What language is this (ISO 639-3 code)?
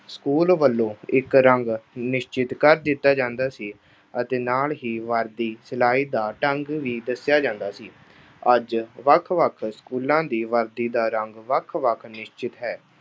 pan